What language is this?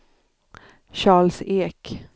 Swedish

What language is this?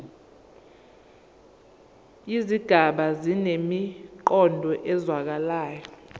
Zulu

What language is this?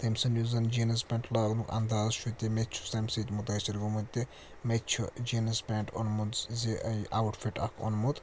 Kashmiri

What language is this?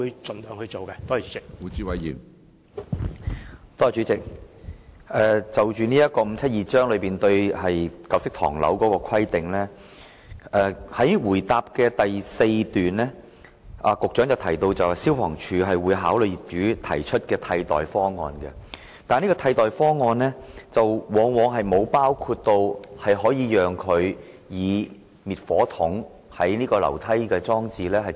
Cantonese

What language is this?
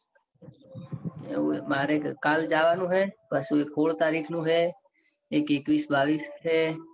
Gujarati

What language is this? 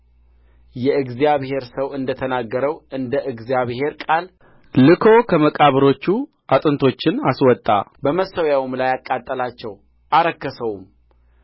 Amharic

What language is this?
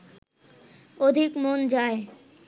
Bangla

